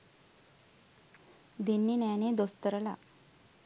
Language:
Sinhala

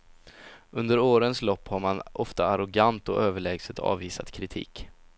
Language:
Swedish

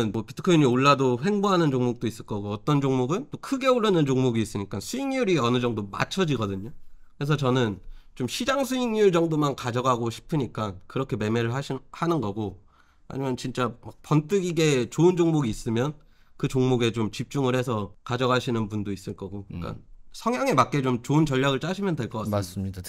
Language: Korean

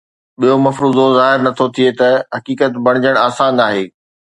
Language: Sindhi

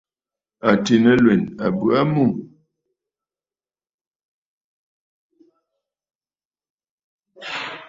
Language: Bafut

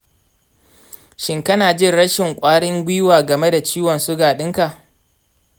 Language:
Hausa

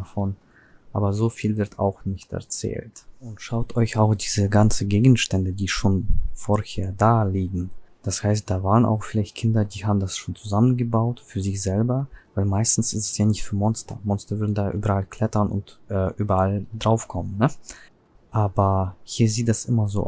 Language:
German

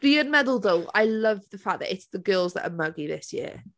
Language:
Welsh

